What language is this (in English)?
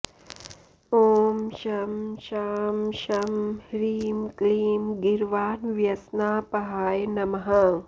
Sanskrit